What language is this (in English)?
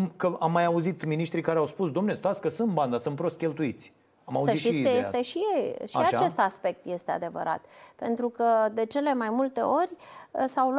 Romanian